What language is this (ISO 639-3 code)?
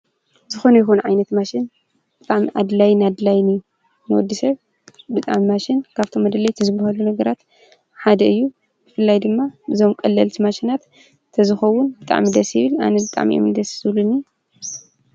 tir